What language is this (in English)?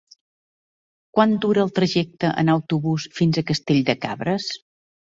Catalan